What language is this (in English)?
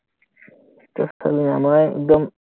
Assamese